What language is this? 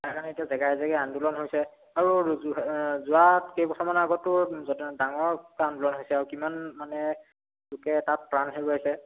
Assamese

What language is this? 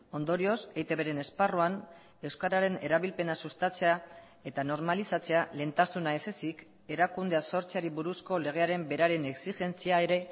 Basque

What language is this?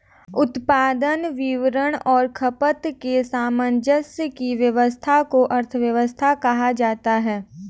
Hindi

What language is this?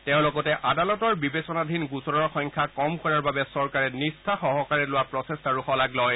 Assamese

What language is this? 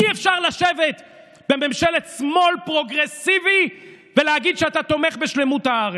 Hebrew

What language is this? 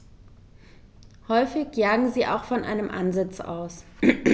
German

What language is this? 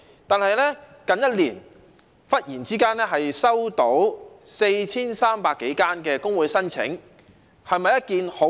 Cantonese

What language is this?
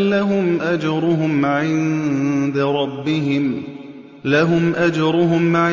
Arabic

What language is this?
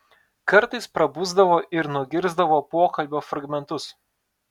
Lithuanian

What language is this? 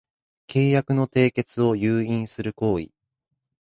Japanese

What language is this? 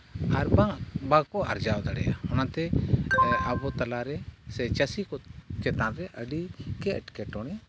Santali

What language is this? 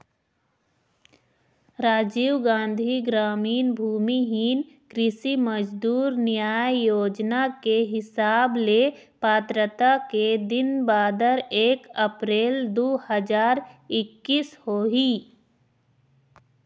Chhattisgarhi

